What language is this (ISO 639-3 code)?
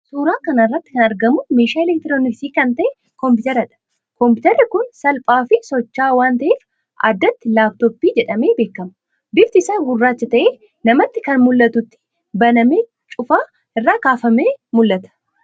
orm